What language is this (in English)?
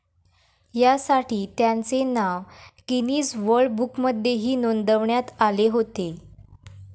Marathi